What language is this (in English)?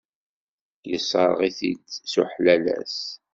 Kabyle